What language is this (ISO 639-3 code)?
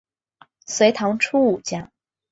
zho